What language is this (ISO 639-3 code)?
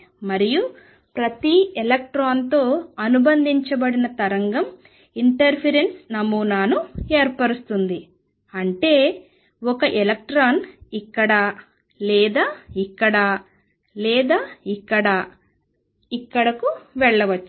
tel